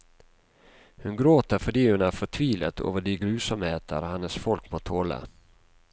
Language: Norwegian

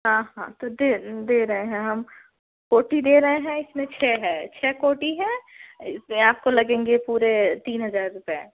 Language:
Hindi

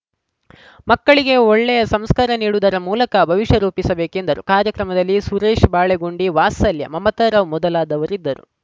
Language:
Kannada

